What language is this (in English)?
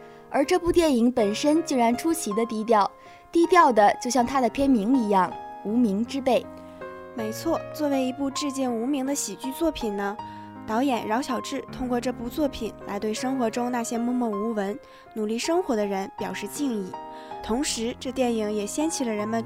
Chinese